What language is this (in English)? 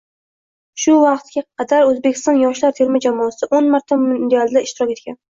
Uzbek